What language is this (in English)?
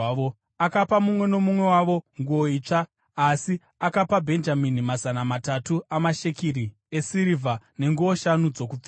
Shona